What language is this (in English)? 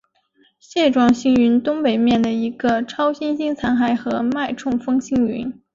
Chinese